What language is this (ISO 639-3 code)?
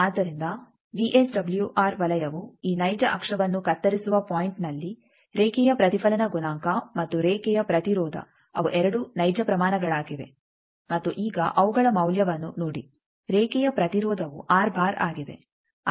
kan